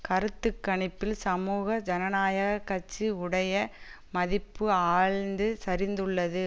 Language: Tamil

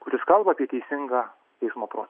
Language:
Lithuanian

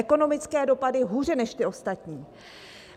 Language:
Czech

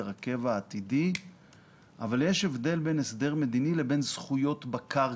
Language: Hebrew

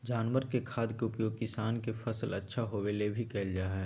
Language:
Magahi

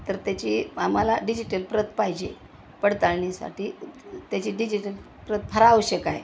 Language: Marathi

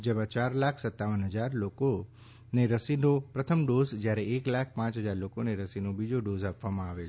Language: Gujarati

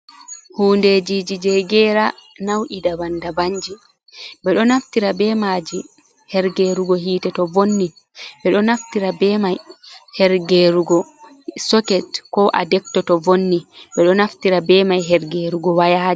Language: Fula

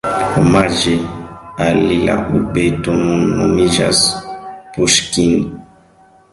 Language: Esperanto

